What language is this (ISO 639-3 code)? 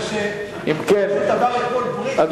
heb